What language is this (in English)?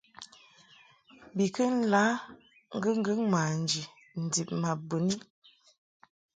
Mungaka